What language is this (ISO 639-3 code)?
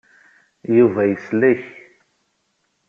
kab